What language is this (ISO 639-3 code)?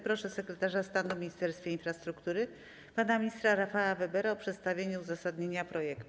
pol